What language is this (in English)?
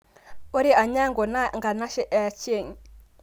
Masai